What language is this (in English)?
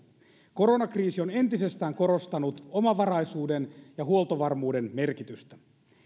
Finnish